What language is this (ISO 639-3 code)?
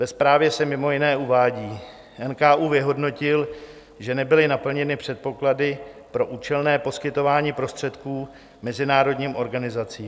ces